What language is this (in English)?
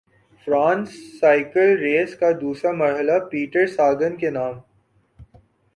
Urdu